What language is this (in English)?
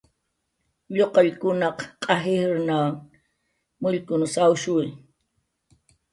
Jaqaru